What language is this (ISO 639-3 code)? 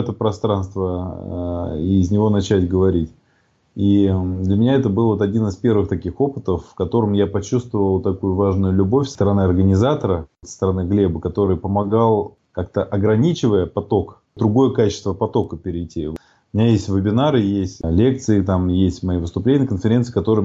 rus